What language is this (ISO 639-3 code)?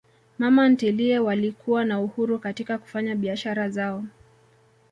swa